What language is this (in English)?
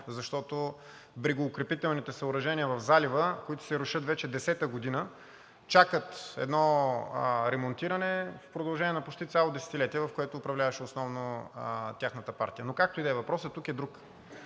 Bulgarian